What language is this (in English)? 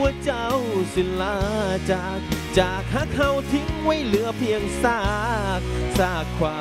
Thai